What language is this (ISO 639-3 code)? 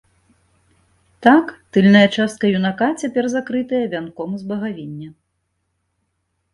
bel